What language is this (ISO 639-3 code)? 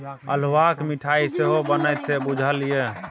mai